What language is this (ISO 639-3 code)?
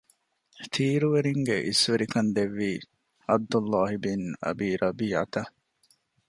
div